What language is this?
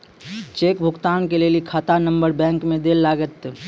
Maithili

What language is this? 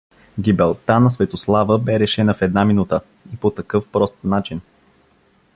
Bulgarian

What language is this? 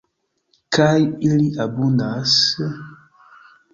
Esperanto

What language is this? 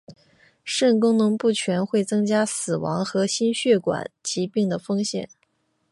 Chinese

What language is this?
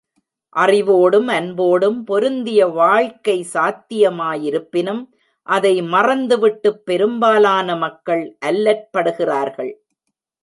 Tamil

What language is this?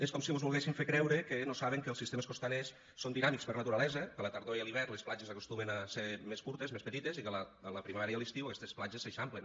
Catalan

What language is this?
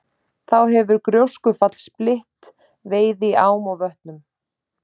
Icelandic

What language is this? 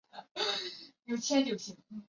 Chinese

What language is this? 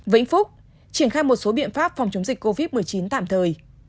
Vietnamese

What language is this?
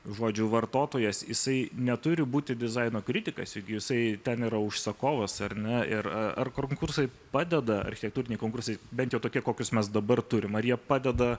Lithuanian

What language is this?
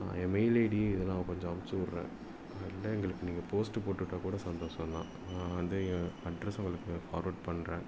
Tamil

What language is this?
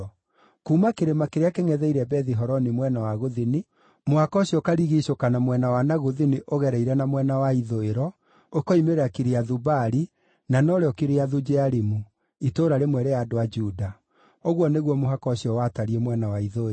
Kikuyu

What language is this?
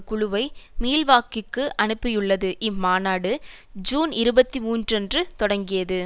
Tamil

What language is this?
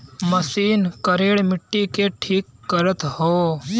Bhojpuri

